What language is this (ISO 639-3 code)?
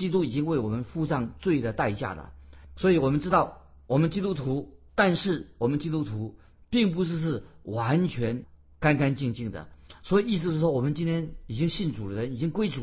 zho